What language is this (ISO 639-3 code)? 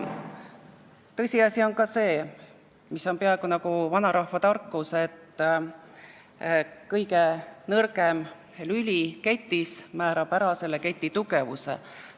est